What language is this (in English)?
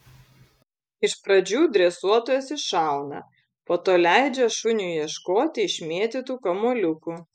Lithuanian